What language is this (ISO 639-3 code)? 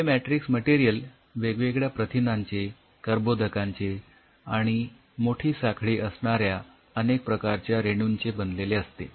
mar